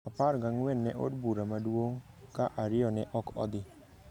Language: Luo (Kenya and Tanzania)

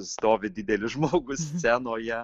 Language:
Lithuanian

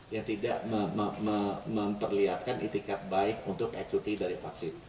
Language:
Indonesian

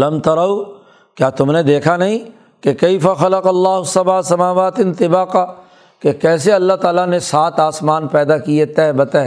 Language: Urdu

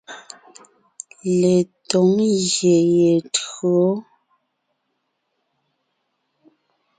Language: Ngiemboon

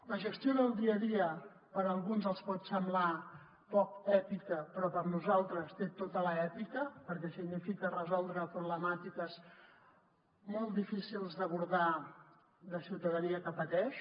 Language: Catalan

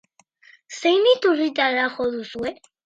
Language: Basque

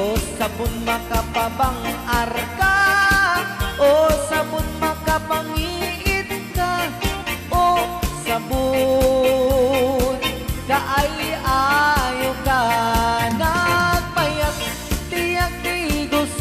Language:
Filipino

